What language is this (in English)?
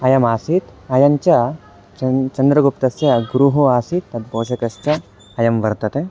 Sanskrit